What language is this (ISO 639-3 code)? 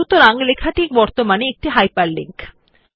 ben